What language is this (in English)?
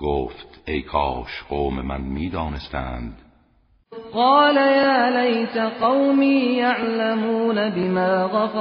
Persian